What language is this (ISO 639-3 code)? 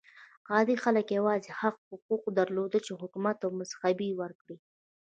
pus